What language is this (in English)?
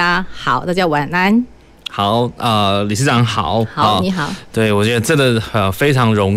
Chinese